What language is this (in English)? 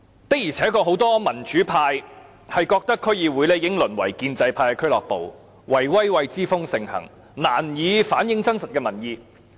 Cantonese